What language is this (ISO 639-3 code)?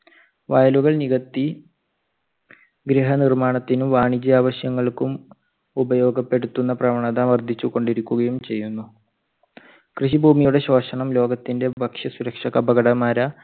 mal